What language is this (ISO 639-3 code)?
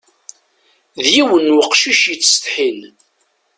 kab